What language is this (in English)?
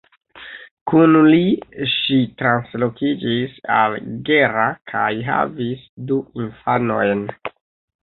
Esperanto